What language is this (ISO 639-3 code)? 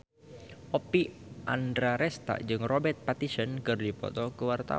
sun